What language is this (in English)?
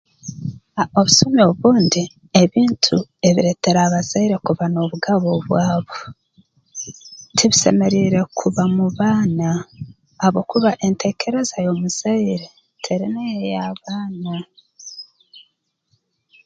Tooro